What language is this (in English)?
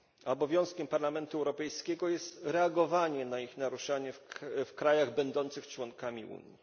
Polish